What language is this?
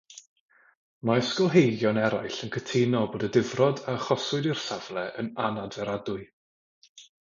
Welsh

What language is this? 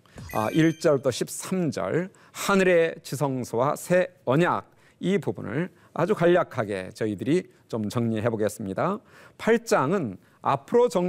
Korean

